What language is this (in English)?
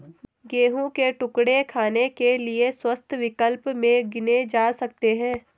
Hindi